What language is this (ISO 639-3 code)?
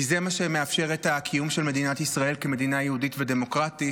heb